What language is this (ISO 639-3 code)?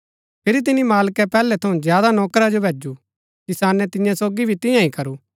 gbk